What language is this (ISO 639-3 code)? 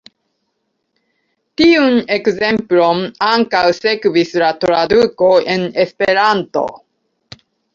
epo